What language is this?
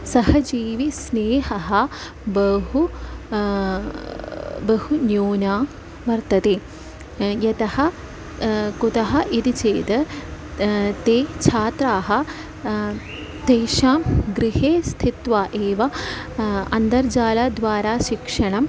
Sanskrit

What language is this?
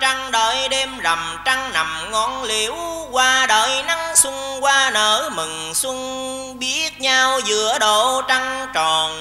Vietnamese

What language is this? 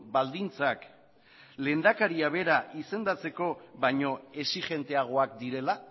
Basque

